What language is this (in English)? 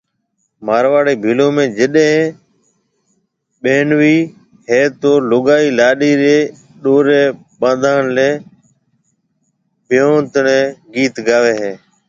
Marwari (Pakistan)